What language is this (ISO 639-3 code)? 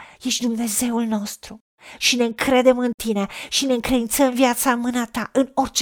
ron